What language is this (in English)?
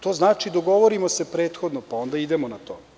Serbian